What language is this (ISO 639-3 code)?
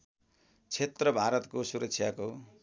nep